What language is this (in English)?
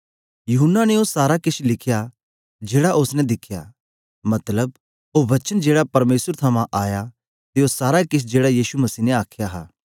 Dogri